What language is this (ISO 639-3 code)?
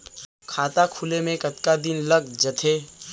hne